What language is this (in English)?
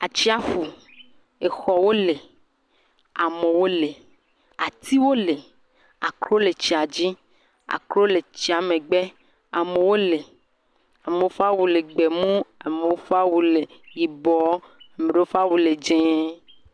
Ewe